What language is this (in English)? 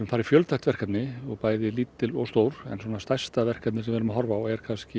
Icelandic